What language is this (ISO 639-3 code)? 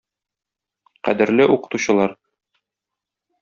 tat